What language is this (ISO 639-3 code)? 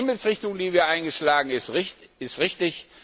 deu